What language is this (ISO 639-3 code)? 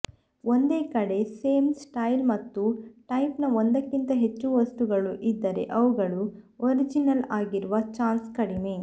kan